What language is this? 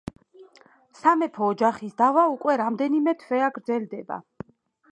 Georgian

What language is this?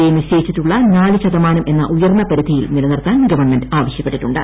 Malayalam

